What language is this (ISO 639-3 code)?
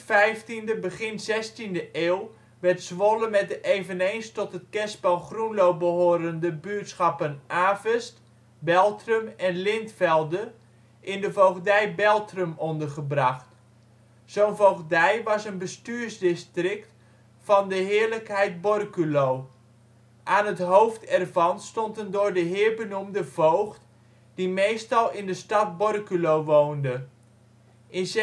nld